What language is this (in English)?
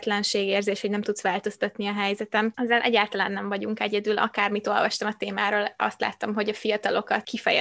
Hungarian